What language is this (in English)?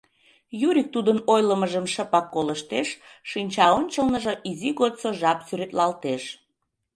Mari